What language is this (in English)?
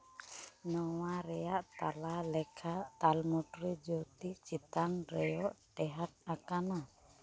Santali